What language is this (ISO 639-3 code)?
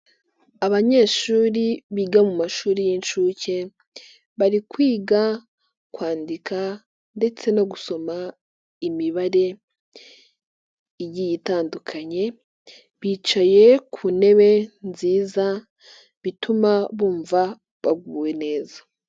kin